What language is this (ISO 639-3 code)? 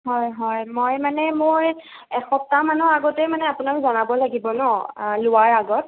asm